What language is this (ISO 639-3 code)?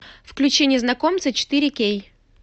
rus